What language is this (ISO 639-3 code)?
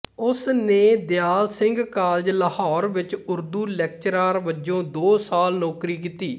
pan